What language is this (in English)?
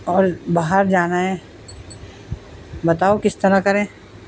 Urdu